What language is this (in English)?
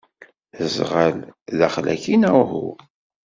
Kabyle